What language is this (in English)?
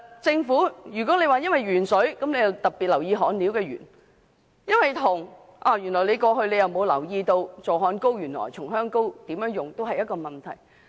Cantonese